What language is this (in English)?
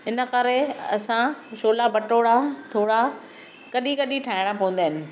Sindhi